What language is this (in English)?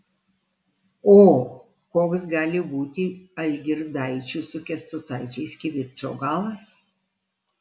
Lithuanian